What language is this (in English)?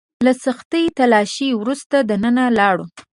Pashto